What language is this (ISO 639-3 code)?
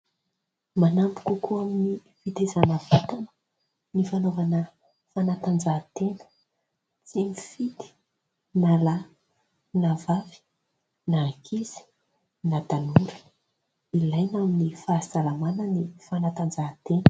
mlg